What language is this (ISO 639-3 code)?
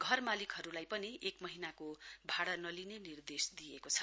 nep